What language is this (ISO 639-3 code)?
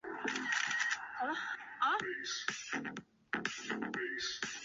zho